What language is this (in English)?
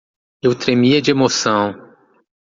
Portuguese